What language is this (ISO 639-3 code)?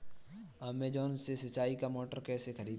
hin